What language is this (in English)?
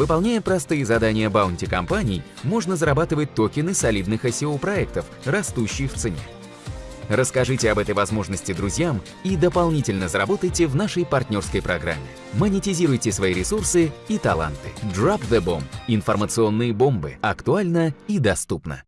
Russian